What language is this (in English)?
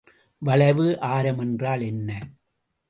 Tamil